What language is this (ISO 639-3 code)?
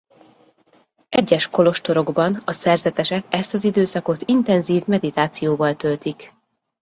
hun